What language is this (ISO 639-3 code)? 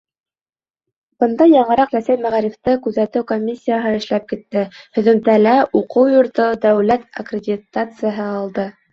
bak